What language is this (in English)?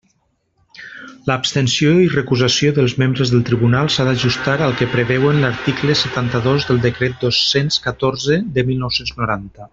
Catalan